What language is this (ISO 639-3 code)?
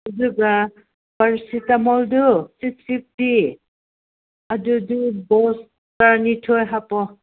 mni